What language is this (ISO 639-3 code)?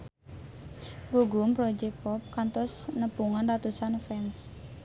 sun